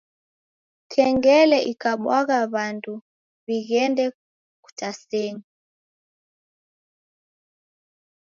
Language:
Taita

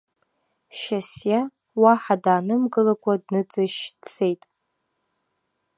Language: Abkhazian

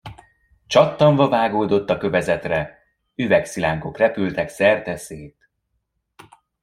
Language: Hungarian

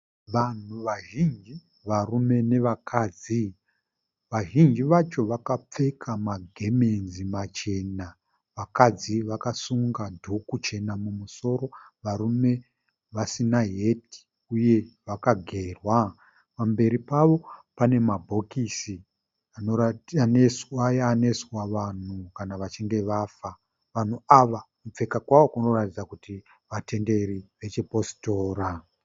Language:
Shona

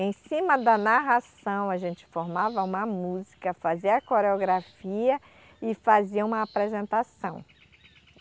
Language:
Portuguese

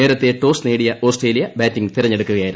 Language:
Malayalam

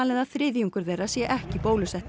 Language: Icelandic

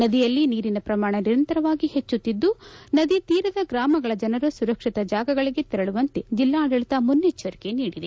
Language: Kannada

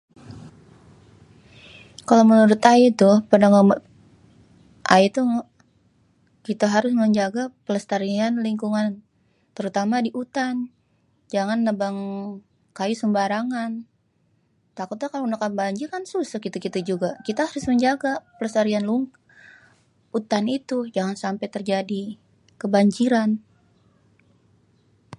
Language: Betawi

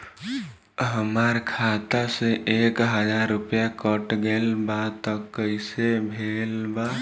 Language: Bhojpuri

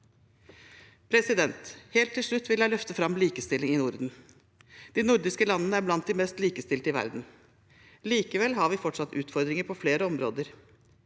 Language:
Norwegian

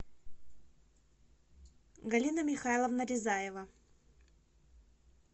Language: Russian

